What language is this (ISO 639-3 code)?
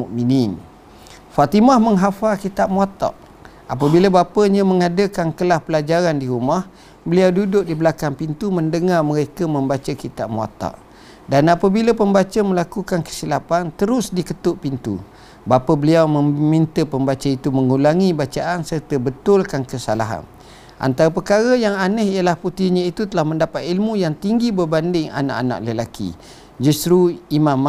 msa